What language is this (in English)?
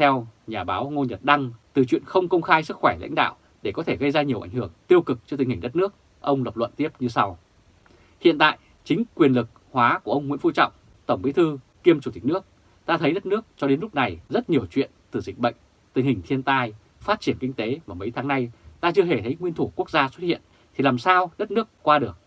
Vietnamese